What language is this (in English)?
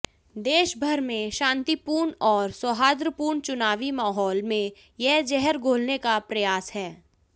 Hindi